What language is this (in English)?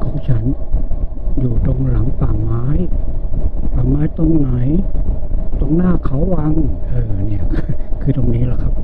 Thai